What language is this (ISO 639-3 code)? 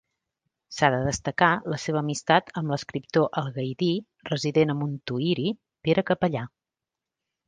cat